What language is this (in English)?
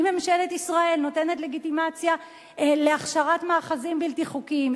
Hebrew